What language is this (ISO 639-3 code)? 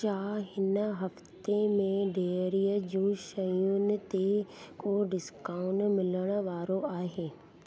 snd